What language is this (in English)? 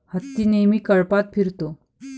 Marathi